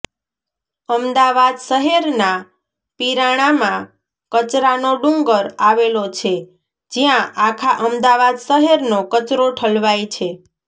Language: Gujarati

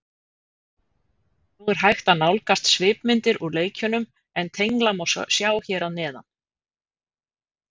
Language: Icelandic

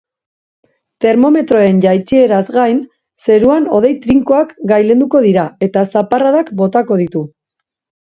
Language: Basque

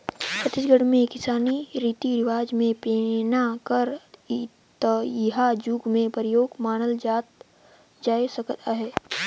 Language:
Chhattisgarhi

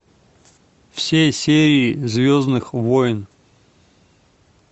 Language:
Russian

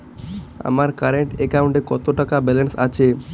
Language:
Bangla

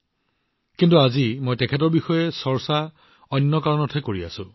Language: Assamese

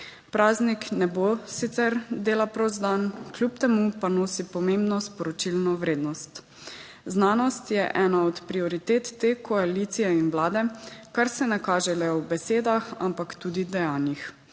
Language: Slovenian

